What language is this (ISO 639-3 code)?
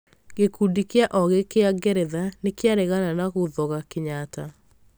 kik